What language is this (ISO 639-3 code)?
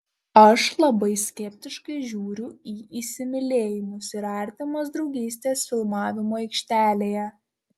lit